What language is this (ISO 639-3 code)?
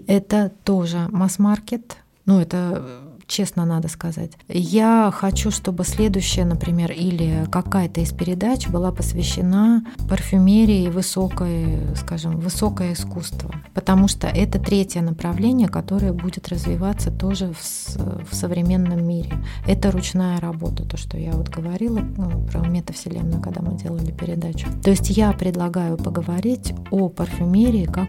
rus